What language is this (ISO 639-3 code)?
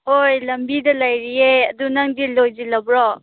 mni